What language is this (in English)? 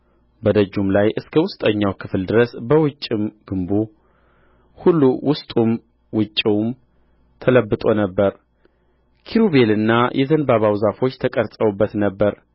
Amharic